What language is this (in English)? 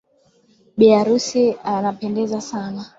Swahili